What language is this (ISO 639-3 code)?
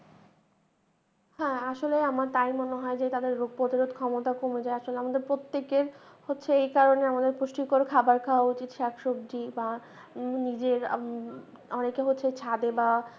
ben